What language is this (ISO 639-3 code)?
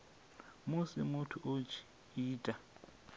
ven